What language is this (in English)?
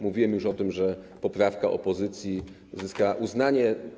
Polish